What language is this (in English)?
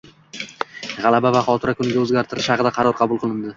Uzbek